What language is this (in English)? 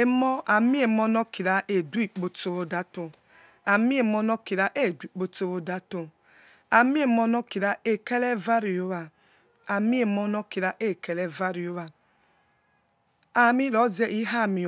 Yekhee